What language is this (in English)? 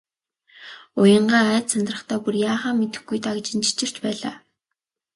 Mongolian